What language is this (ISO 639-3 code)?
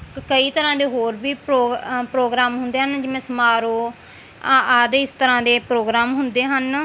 pan